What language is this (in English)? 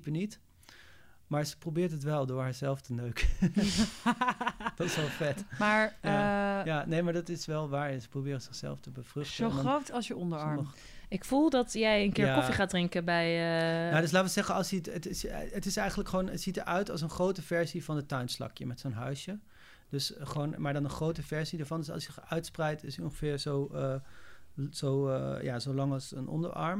Dutch